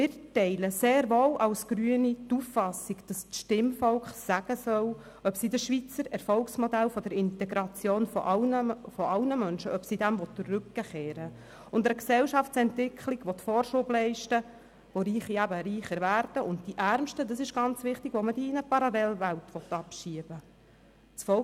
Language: Swiss German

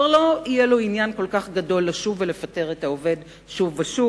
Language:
Hebrew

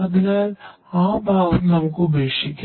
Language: Malayalam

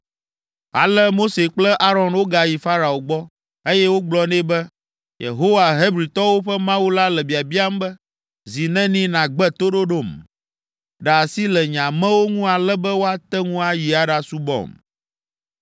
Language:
Ewe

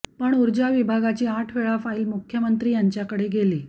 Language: Marathi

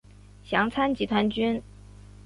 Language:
Chinese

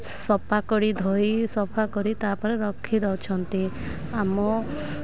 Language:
Odia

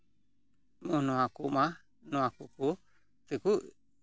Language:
Santali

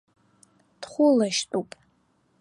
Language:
Abkhazian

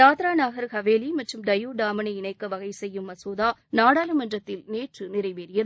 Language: Tamil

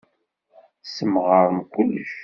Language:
Kabyle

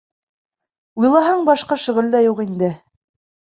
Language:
Bashkir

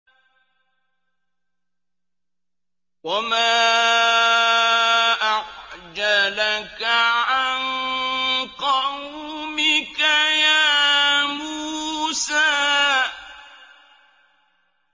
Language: Arabic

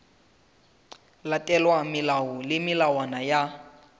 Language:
Southern Sotho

